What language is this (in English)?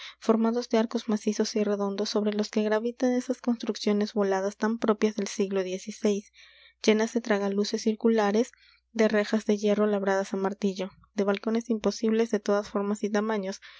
Spanish